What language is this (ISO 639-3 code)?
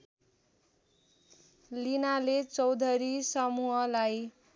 nep